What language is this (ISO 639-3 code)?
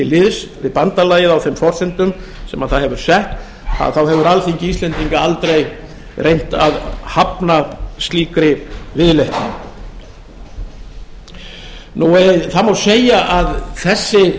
isl